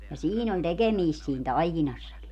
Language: Finnish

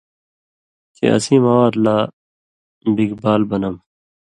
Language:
Indus Kohistani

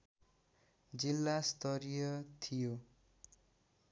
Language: Nepali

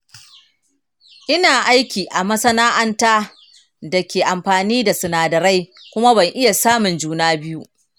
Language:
Hausa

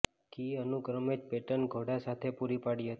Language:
Gujarati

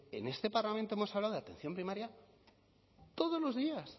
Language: Spanish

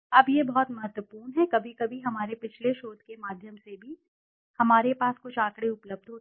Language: Hindi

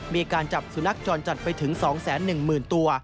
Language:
Thai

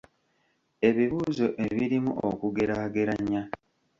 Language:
Ganda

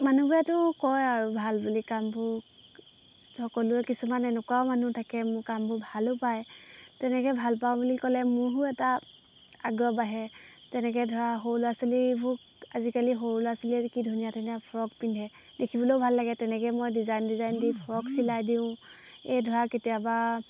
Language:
Assamese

